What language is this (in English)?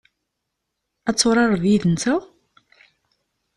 Kabyle